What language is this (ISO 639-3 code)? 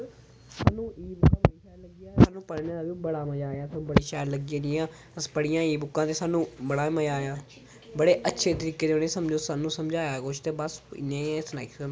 doi